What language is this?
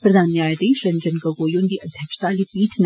Dogri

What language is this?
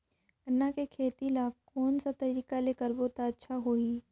Chhattisgarhi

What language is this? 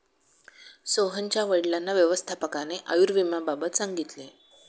Marathi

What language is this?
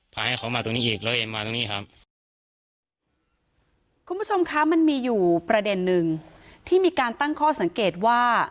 Thai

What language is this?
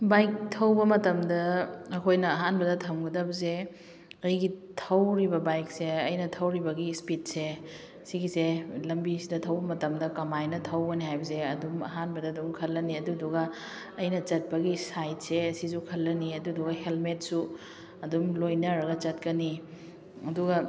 Manipuri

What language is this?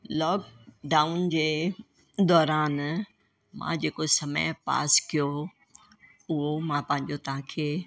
Sindhi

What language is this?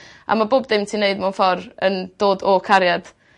Welsh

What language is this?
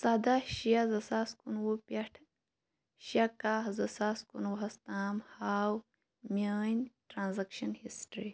Kashmiri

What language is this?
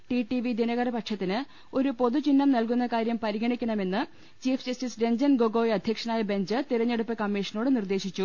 Malayalam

